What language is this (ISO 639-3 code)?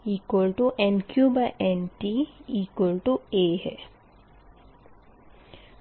hin